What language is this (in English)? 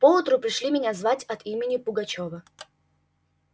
Russian